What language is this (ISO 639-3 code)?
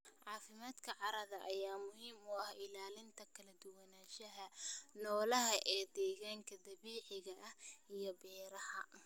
som